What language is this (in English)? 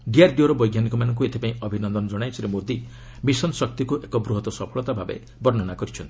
Odia